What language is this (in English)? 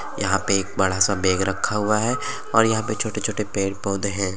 Bhojpuri